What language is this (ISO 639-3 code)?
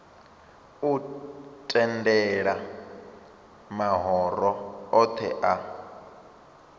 ven